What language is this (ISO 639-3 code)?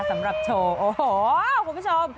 tha